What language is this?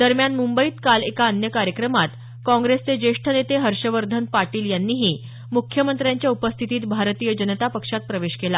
Marathi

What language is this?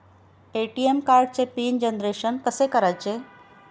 Marathi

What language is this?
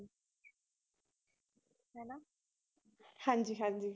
Punjabi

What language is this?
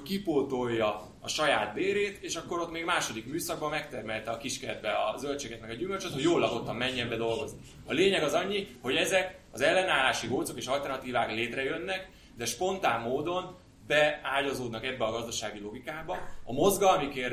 Hungarian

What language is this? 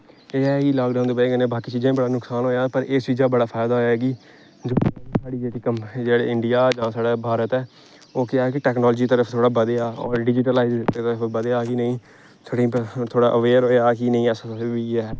Dogri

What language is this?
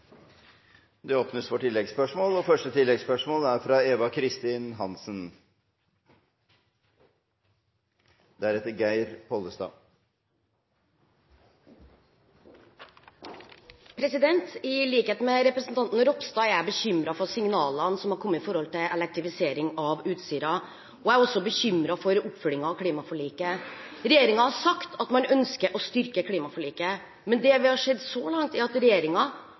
Norwegian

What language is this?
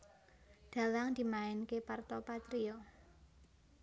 Javanese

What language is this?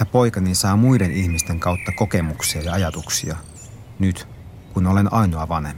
Finnish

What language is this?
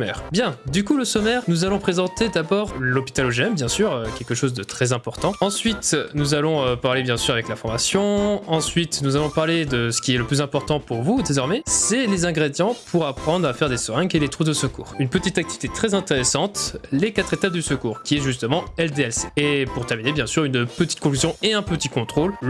French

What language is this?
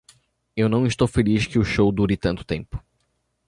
Portuguese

